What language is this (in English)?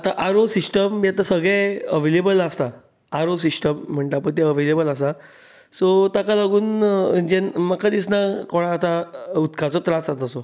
Konkani